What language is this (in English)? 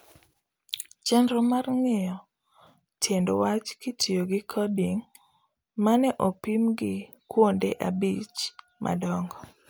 Luo (Kenya and Tanzania)